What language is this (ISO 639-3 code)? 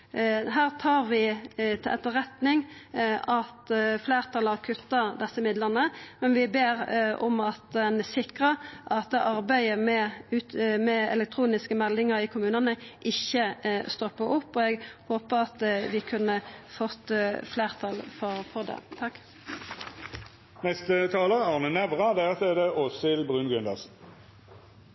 nor